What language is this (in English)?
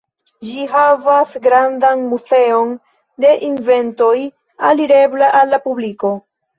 Esperanto